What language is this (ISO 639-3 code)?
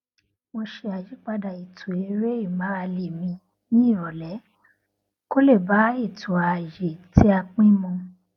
yor